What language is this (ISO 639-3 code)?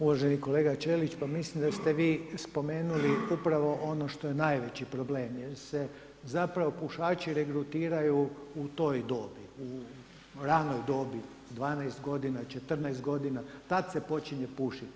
hrv